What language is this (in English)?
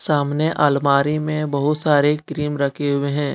Hindi